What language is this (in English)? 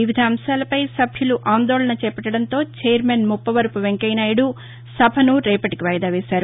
Telugu